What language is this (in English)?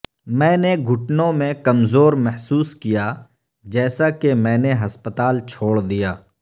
Urdu